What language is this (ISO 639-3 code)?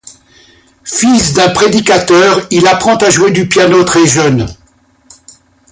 fra